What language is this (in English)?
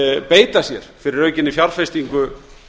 Icelandic